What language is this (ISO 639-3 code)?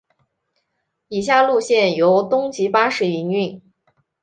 zho